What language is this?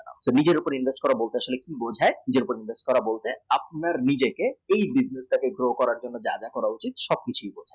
Bangla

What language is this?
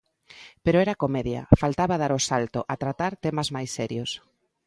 Galician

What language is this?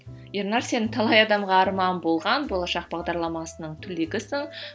Kazakh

